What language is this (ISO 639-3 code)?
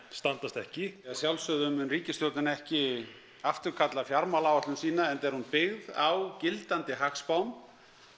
isl